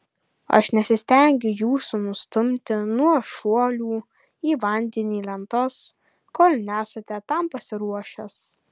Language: Lithuanian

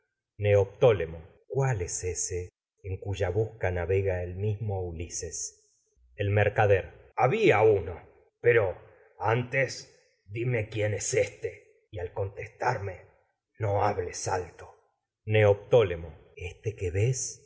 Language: Spanish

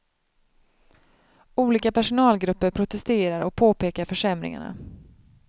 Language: Swedish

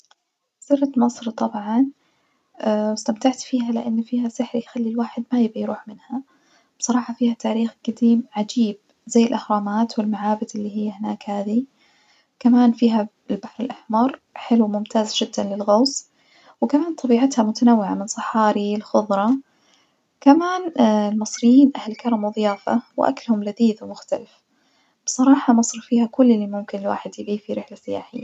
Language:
Najdi Arabic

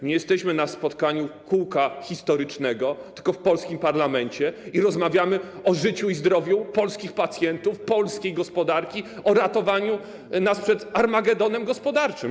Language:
Polish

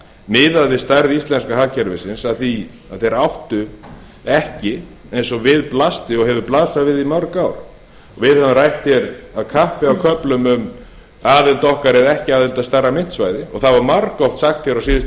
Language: Icelandic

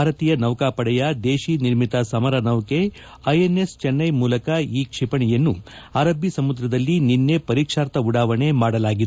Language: Kannada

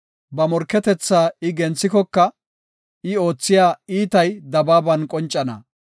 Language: Gofa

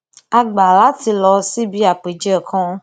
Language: Yoruba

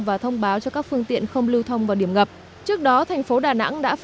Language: Vietnamese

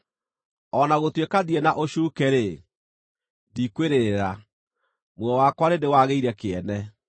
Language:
Kikuyu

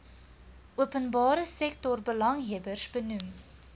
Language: Afrikaans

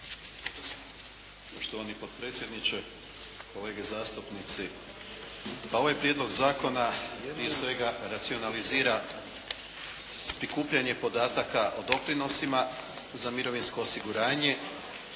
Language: Croatian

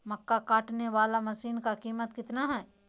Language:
Magahi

